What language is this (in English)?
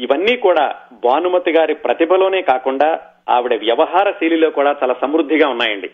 Telugu